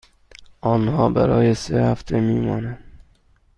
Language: Persian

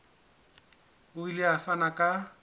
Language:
Southern Sotho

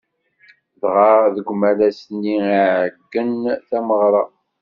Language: Kabyle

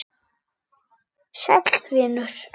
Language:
Icelandic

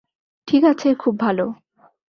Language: Bangla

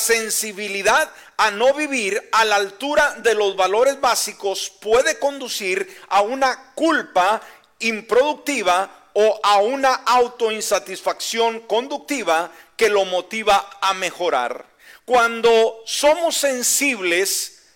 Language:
Spanish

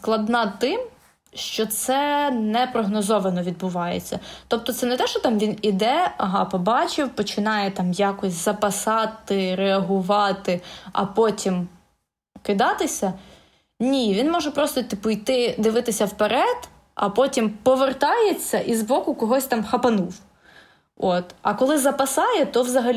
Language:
Ukrainian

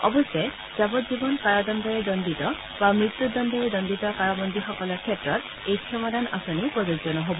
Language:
Assamese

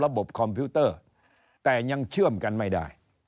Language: Thai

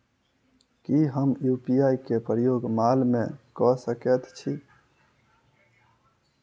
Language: Maithili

